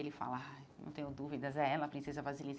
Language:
Portuguese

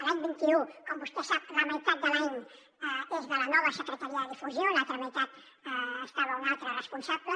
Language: Catalan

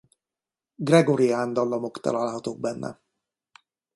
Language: Hungarian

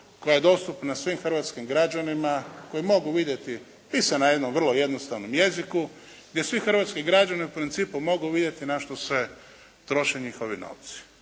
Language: Croatian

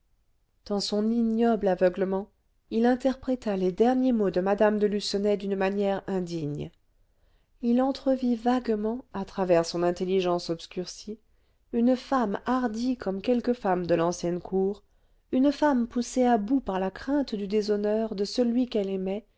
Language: French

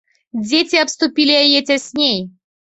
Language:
Belarusian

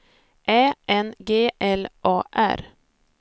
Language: Swedish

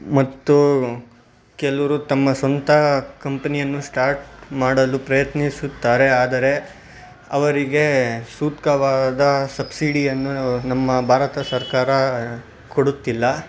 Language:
Kannada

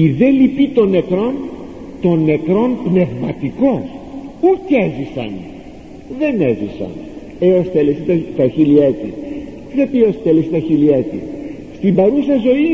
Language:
Greek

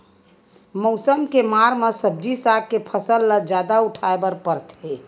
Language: Chhattisgarhi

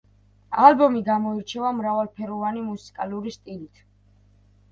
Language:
Georgian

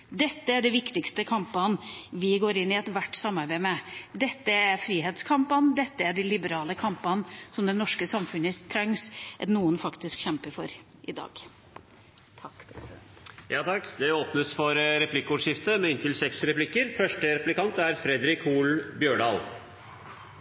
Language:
Norwegian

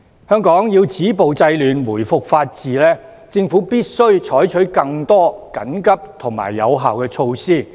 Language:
Cantonese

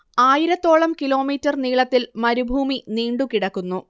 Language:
Malayalam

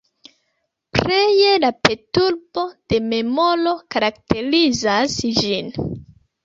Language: Esperanto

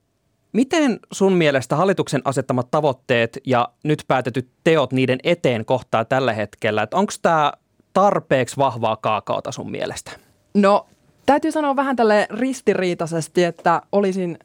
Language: Finnish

